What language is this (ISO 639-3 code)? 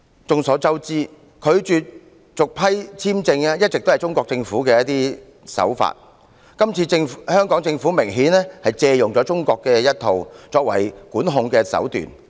yue